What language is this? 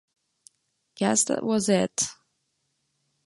English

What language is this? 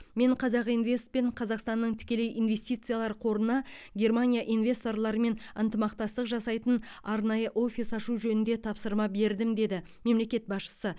Kazakh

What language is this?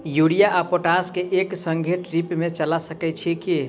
Maithili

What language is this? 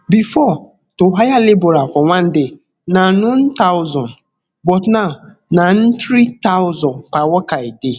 Nigerian Pidgin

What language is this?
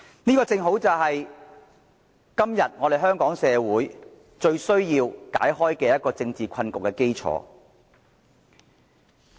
Cantonese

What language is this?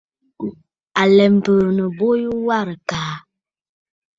Bafut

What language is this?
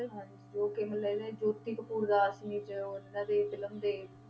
Punjabi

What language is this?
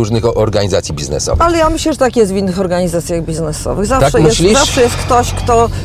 Polish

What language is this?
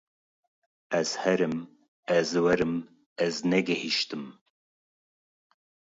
Kurdish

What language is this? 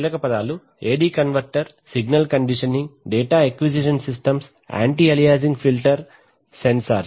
Telugu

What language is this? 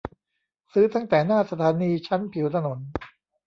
Thai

